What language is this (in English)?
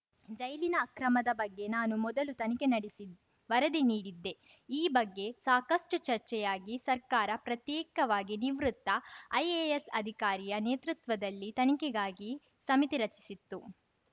Kannada